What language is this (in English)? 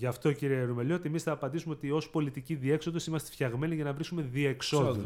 Greek